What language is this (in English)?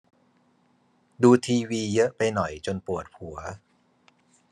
Thai